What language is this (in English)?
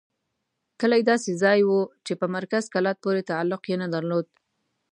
Pashto